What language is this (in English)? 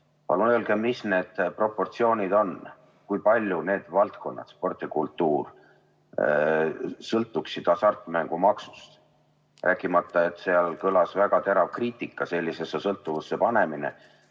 Estonian